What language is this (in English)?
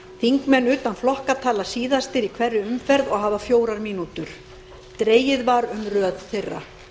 Icelandic